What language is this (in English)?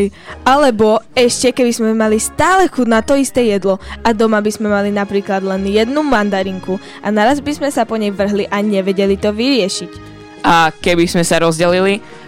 Slovak